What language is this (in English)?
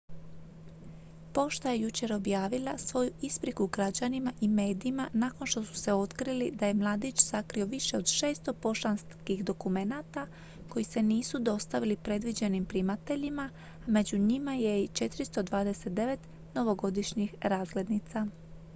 Croatian